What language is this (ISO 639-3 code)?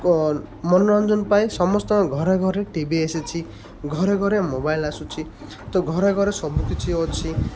ori